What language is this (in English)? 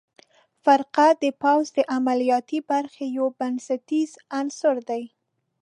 Pashto